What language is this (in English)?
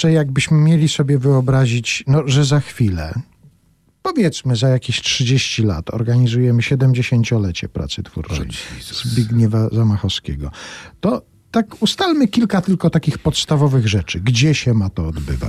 Polish